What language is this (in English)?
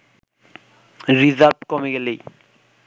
Bangla